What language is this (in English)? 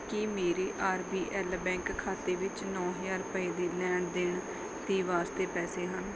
Punjabi